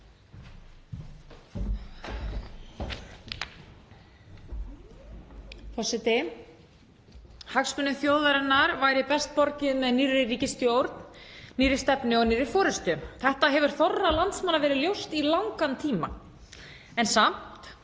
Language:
Icelandic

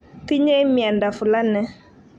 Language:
Kalenjin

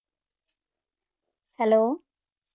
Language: Punjabi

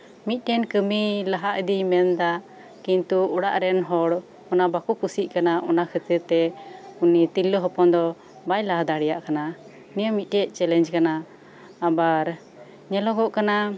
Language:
Santali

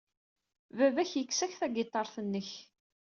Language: Kabyle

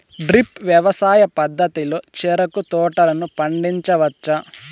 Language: Telugu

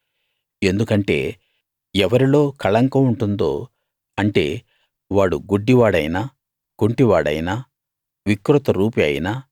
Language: Telugu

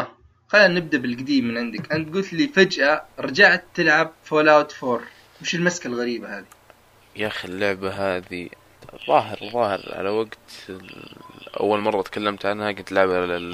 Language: Arabic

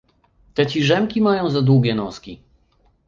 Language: Polish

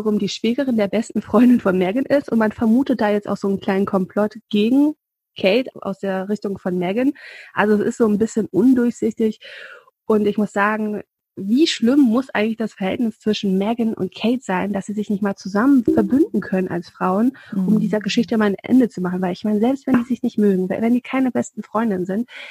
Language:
German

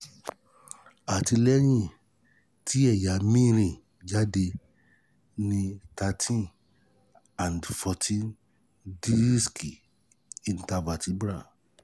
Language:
Yoruba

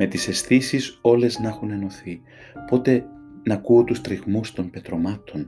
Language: Greek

